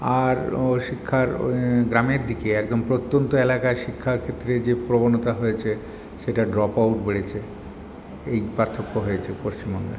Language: Bangla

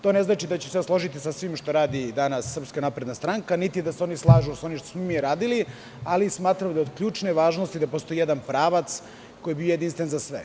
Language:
Serbian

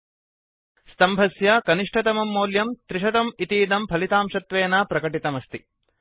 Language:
Sanskrit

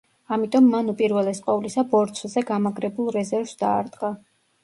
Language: Georgian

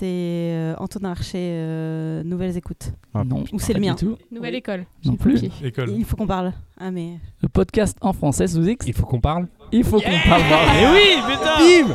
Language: French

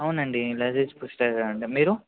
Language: Telugu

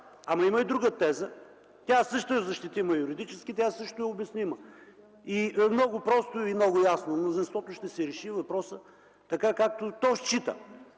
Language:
Bulgarian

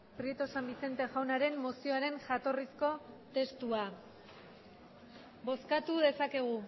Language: Basque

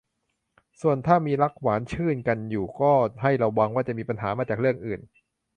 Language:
Thai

